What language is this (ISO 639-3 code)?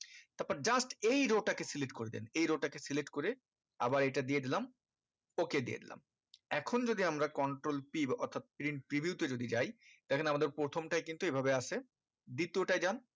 ben